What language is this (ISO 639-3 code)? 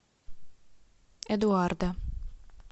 rus